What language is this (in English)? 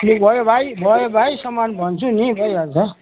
Nepali